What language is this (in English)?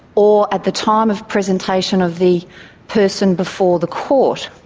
English